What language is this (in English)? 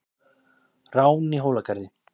Icelandic